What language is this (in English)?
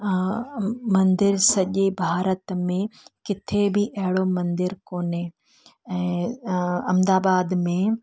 Sindhi